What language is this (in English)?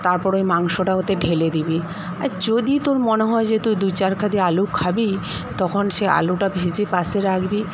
Bangla